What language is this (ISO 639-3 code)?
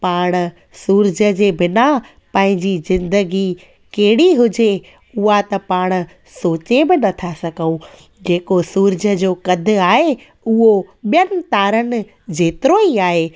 snd